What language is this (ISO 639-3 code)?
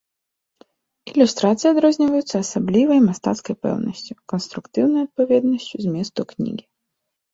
bel